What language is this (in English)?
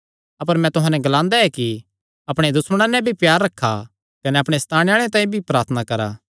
Kangri